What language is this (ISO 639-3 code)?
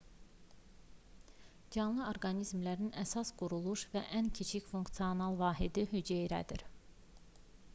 aze